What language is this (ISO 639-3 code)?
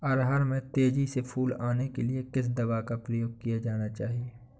hin